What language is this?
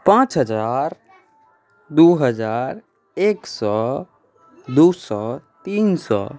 Maithili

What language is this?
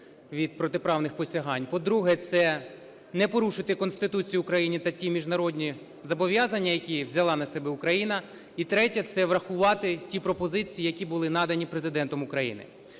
Ukrainian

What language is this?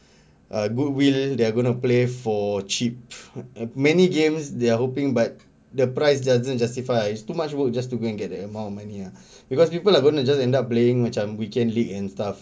English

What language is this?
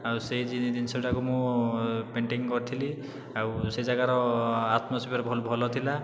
Odia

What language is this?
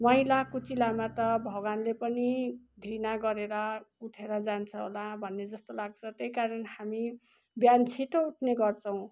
Nepali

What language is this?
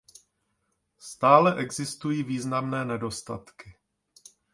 Czech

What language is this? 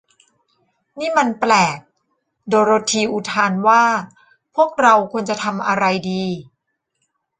Thai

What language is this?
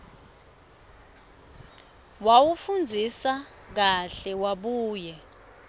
Swati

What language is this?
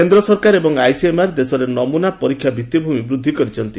Odia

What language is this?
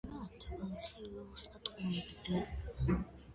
Georgian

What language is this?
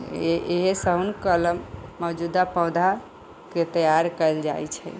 Maithili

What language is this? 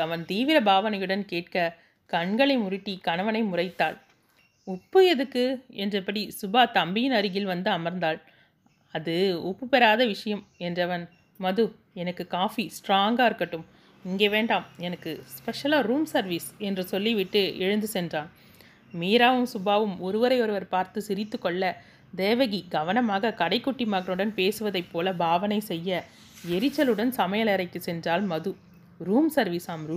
Tamil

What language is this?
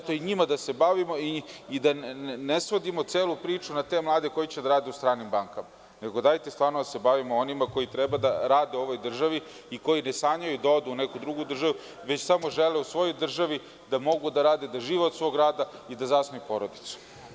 Serbian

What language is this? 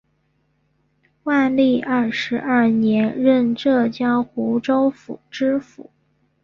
Chinese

